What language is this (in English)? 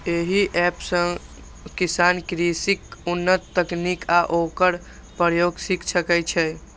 Maithili